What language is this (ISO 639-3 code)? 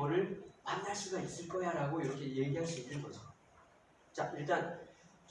kor